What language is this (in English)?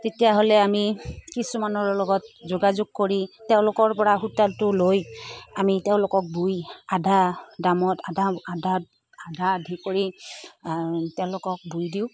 Assamese